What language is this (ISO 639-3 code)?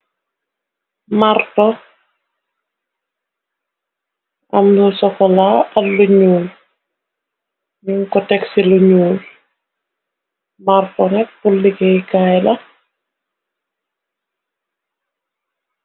wol